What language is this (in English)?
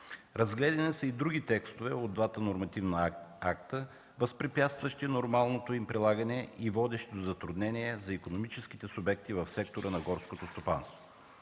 Bulgarian